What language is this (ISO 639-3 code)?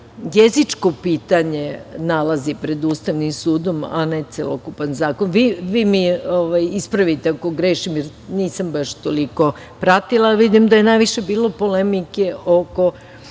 srp